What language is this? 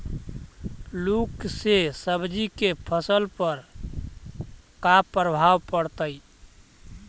Magahi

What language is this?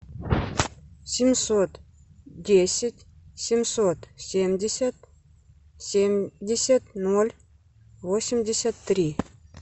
Russian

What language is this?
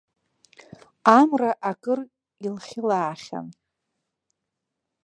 Abkhazian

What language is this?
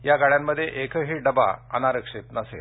Marathi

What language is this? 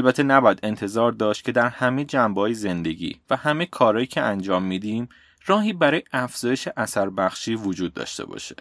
Persian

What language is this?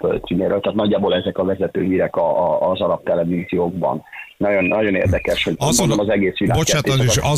Hungarian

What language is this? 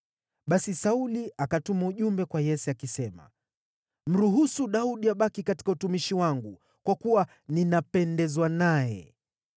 Swahili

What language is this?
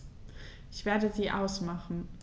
German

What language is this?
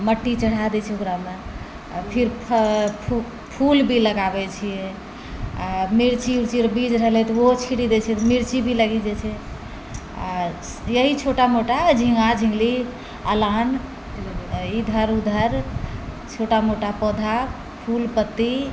Maithili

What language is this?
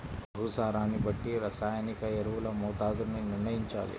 Telugu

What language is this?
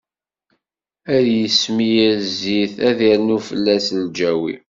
Kabyle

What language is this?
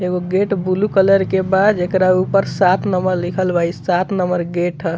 Bhojpuri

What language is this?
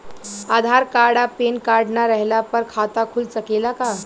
Bhojpuri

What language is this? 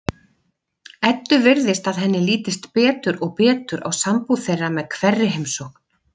Icelandic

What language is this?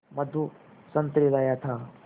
Hindi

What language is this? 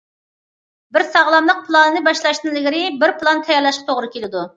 Uyghur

